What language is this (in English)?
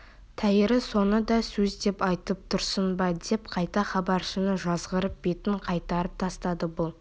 Kazakh